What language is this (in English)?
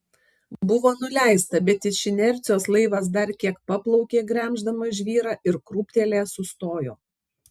Lithuanian